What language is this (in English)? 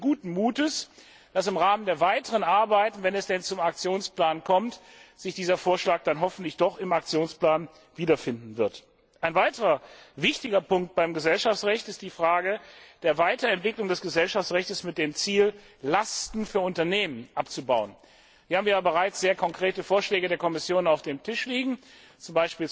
German